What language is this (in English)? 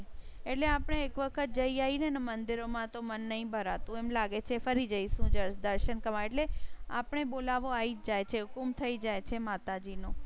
Gujarati